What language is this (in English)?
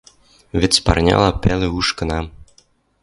Western Mari